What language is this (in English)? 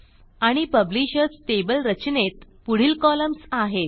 Marathi